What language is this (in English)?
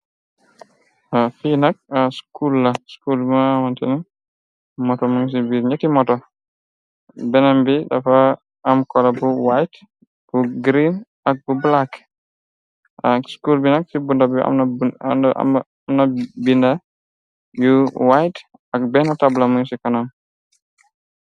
Wolof